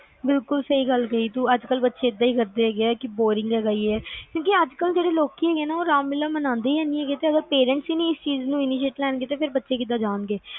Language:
Punjabi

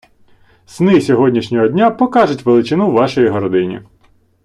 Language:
Ukrainian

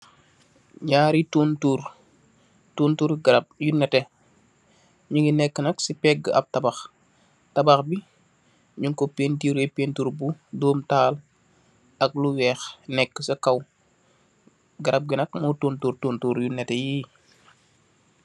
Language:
Wolof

